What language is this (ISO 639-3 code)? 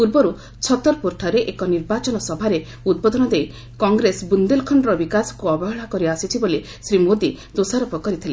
ori